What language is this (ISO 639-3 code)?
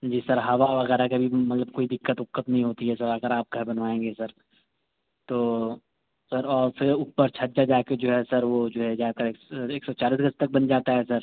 urd